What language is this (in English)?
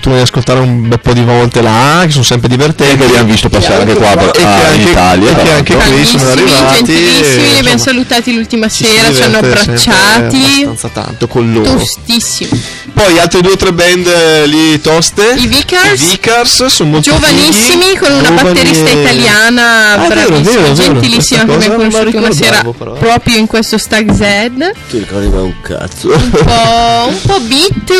Italian